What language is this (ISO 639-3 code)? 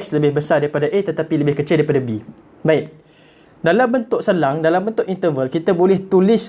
msa